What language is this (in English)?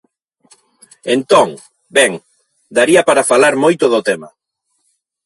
Galician